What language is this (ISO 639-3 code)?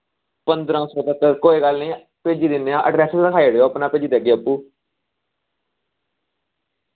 doi